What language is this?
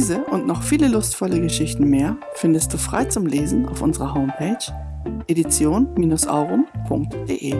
German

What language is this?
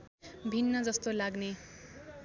Nepali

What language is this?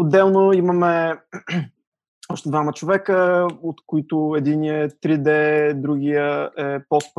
Bulgarian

